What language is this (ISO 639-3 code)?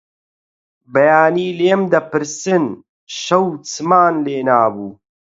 ckb